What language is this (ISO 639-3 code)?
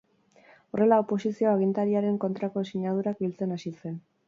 eus